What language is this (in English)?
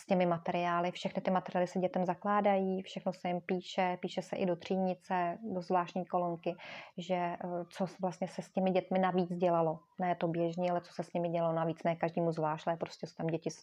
Czech